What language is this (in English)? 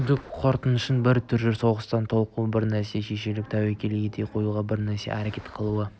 Kazakh